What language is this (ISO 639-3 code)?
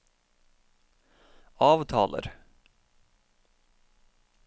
nor